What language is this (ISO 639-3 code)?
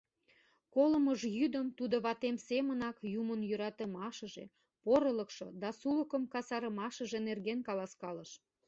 chm